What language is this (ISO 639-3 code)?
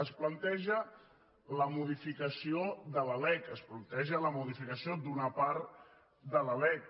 cat